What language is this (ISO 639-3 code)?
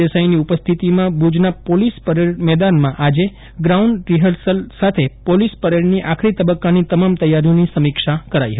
guj